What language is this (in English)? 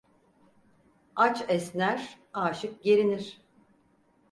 Turkish